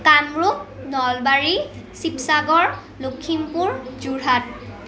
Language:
Assamese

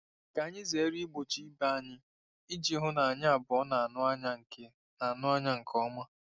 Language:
Igbo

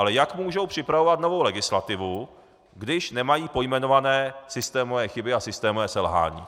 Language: Czech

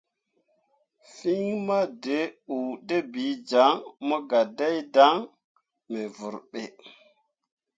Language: Mundang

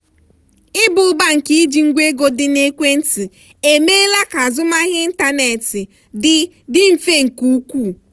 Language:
Igbo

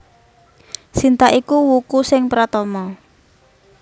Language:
Javanese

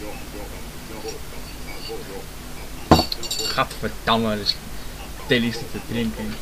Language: Dutch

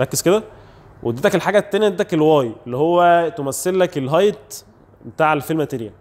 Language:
Arabic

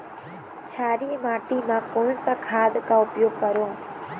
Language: Chhattisgarhi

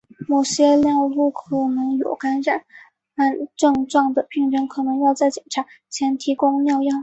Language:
Chinese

